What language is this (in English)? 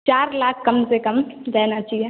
Hindi